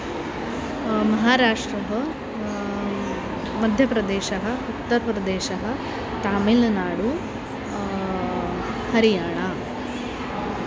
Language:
Sanskrit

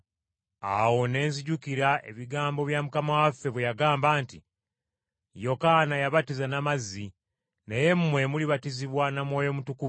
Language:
Ganda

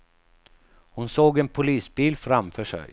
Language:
Swedish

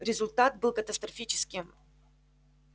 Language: Russian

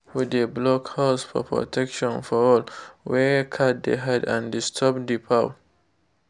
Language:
Nigerian Pidgin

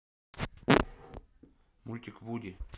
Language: Russian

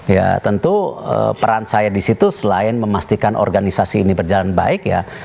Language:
Indonesian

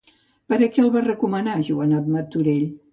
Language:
Catalan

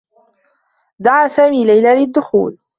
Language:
Arabic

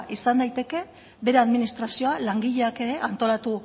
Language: Basque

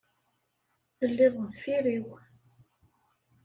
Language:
Kabyle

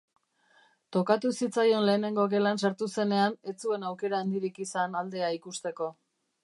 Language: Basque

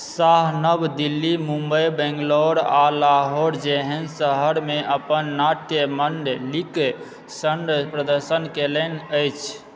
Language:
Maithili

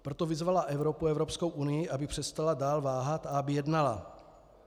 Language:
Czech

